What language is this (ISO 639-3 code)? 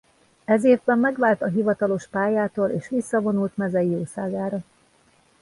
hun